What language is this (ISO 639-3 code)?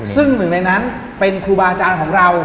tha